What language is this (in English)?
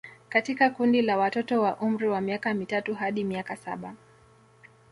Swahili